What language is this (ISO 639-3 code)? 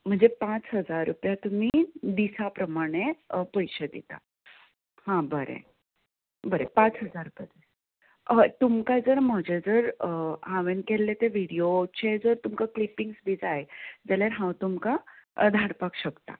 kok